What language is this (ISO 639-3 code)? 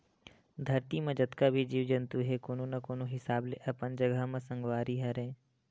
hne